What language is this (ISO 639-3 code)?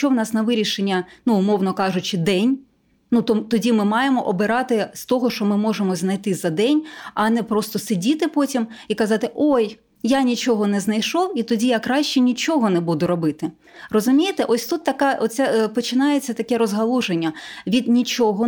ukr